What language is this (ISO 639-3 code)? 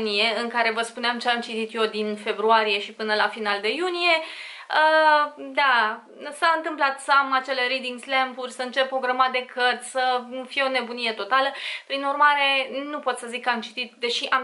ron